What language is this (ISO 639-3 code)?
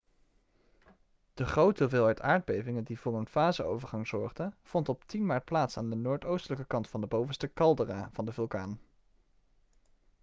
nld